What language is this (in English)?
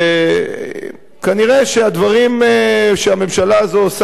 Hebrew